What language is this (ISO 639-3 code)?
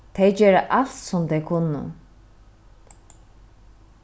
fao